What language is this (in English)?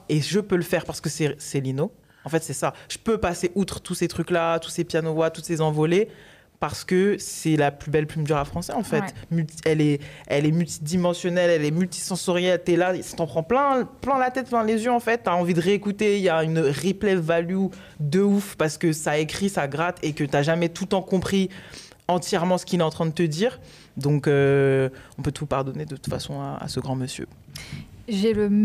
French